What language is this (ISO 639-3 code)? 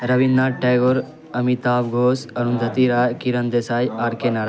urd